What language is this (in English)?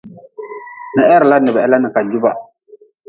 Nawdm